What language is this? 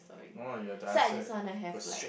English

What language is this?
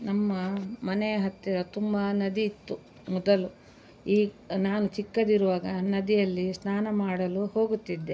Kannada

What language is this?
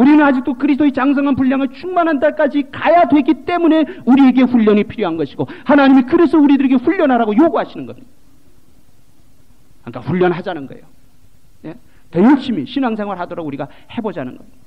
Korean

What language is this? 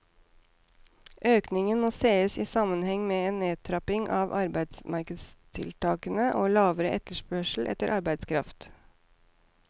Norwegian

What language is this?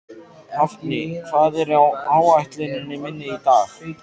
Icelandic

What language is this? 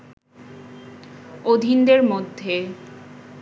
Bangla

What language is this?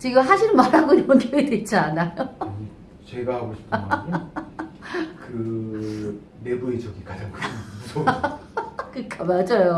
Korean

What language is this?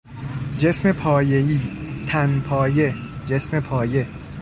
Persian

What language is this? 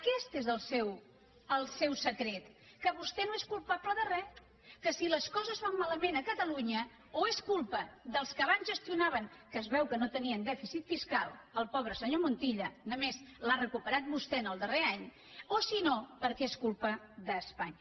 Catalan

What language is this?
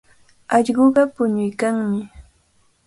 Cajatambo North Lima Quechua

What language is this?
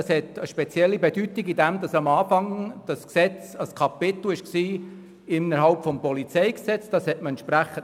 Swiss German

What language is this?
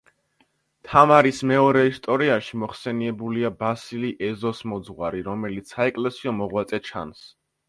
Georgian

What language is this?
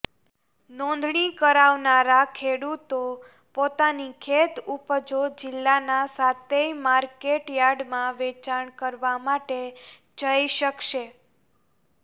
Gujarati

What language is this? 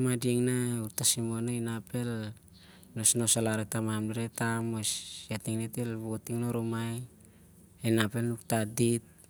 Siar-Lak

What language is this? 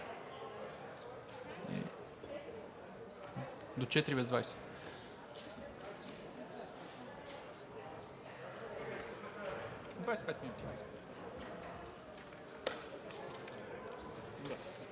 Bulgarian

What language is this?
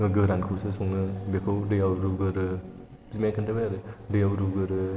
Bodo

